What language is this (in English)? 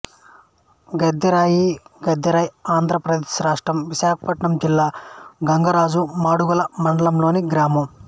Telugu